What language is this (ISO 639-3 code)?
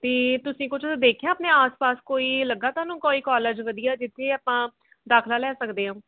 pan